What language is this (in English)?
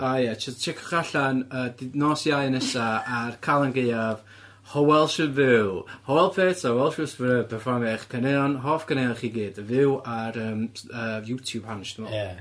Welsh